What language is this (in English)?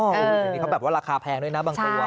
Thai